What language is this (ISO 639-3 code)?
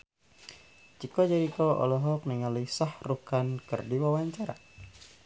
sun